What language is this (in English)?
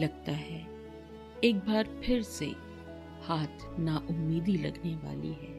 Hindi